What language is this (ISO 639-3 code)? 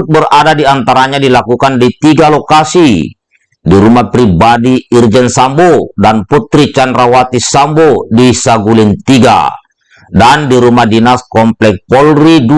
ind